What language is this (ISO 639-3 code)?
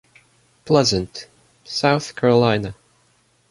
eng